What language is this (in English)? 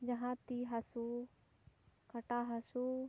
Santali